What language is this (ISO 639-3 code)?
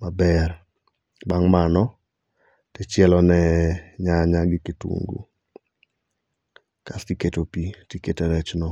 luo